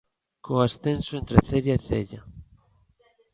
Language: Galician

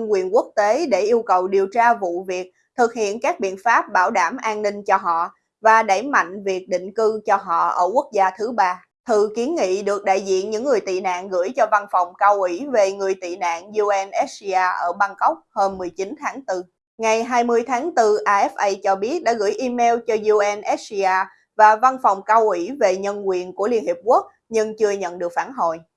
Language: Vietnamese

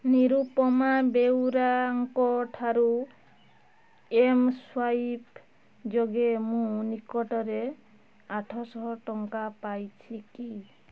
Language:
Odia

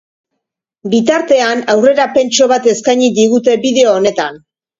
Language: Basque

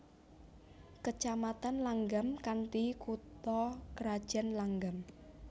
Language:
Javanese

